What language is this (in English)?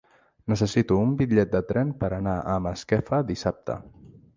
Catalan